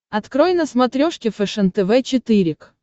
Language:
Russian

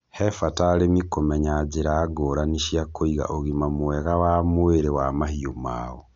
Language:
Kikuyu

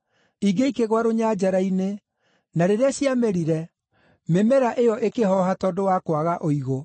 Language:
Kikuyu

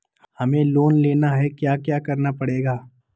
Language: Magahi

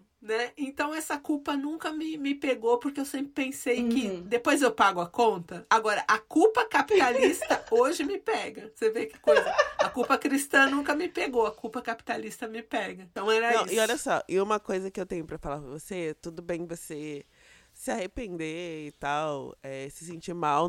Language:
Portuguese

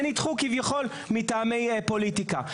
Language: Hebrew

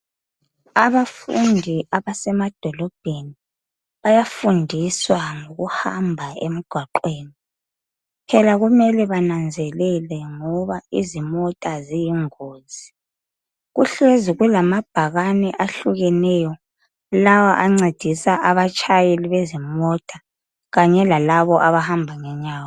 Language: North Ndebele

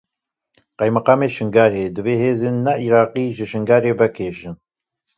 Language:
Kurdish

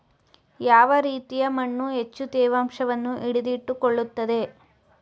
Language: Kannada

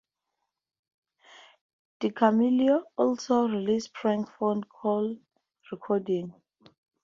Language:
English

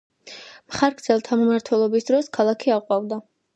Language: Georgian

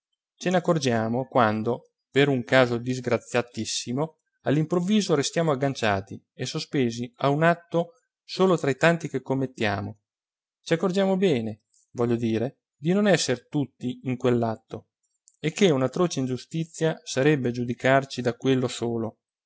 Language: Italian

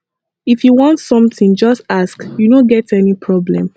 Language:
Nigerian Pidgin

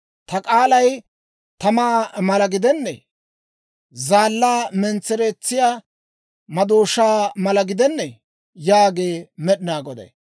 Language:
Dawro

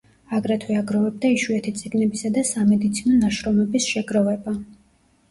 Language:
Georgian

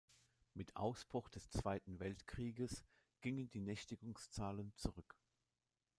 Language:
German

